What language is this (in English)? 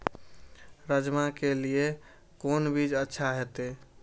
Maithili